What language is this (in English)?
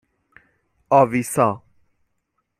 Persian